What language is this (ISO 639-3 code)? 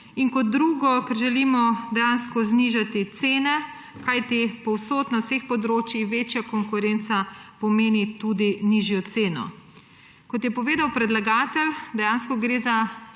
slv